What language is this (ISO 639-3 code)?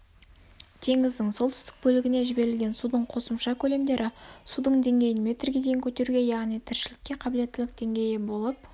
kaz